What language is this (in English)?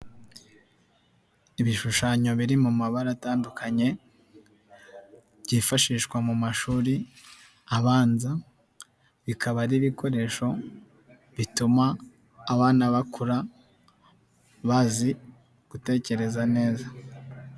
Kinyarwanda